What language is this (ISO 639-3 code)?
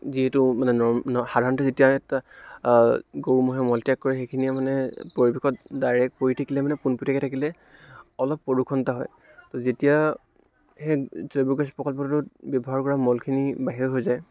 asm